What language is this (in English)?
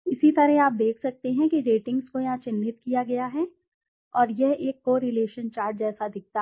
Hindi